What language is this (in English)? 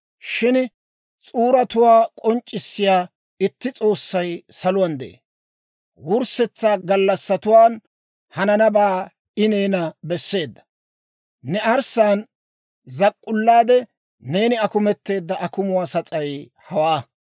Dawro